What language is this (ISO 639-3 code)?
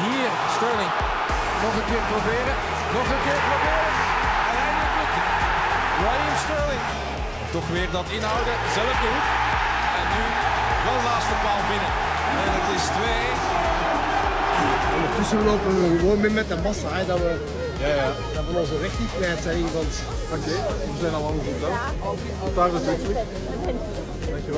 nld